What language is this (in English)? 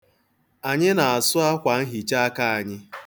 Igbo